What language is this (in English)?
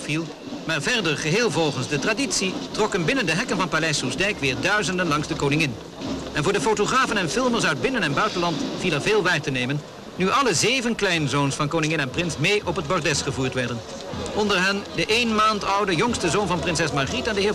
Dutch